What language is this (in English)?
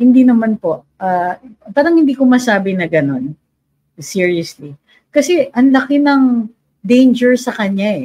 Filipino